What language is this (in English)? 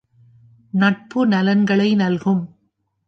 Tamil